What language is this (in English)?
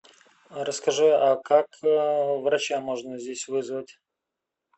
Russian